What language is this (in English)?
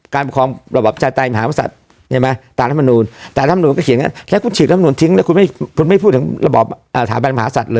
Thai